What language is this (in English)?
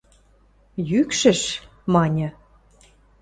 Western Mari